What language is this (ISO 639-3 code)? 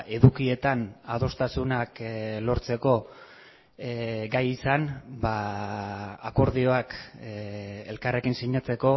eus